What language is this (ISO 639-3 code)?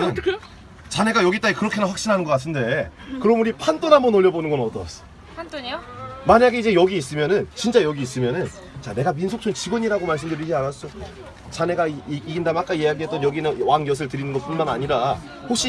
kor